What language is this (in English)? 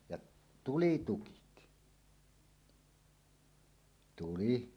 Finnish